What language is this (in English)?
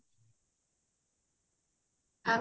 Odia